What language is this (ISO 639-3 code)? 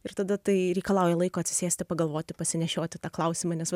lit